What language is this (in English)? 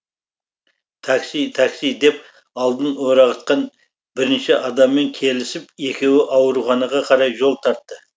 Kazakh